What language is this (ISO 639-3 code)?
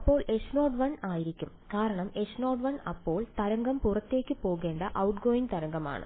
mal